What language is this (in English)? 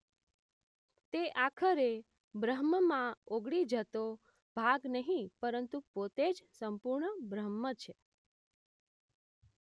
Gujarati